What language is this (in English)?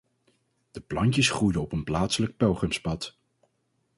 Dutch